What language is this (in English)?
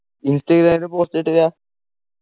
Malayalam